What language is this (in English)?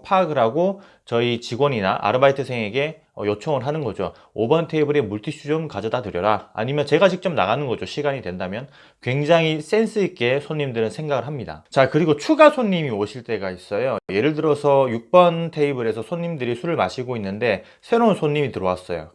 Korean